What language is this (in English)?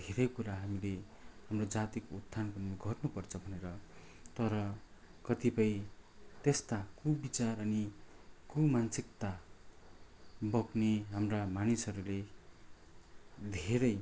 Nepali